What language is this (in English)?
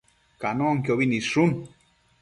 Matsés